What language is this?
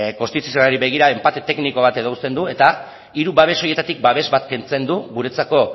Basque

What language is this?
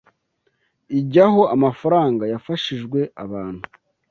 Kinyarwanda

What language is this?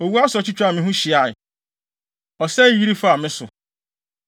Akan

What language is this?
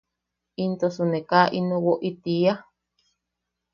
Yaqui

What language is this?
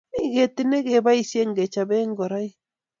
Kalenjin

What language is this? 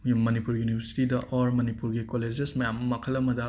Manipuri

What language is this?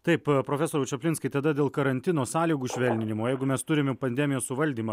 Lithuanian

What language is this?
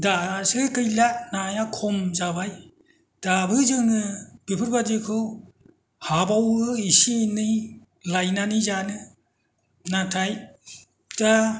Bodo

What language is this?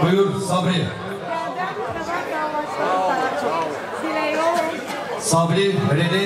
Turkish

